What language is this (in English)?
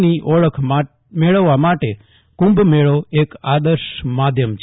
Gujarati